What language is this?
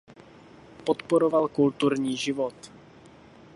Czech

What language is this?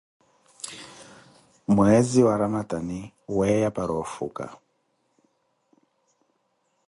Koti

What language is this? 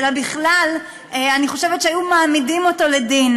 Hebrew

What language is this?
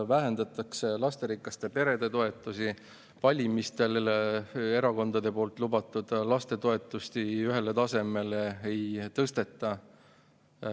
Estonian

